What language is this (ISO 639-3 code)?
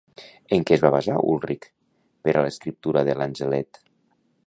cat